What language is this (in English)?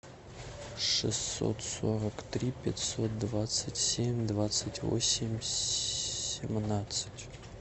Russian